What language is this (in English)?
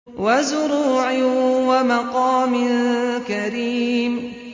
Arabic